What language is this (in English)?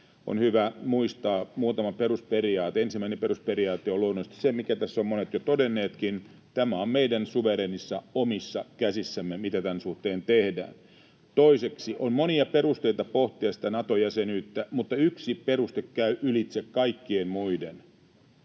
Finnish